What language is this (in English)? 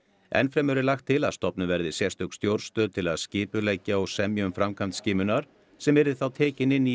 Icelandic